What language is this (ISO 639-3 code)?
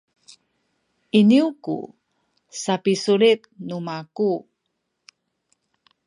szy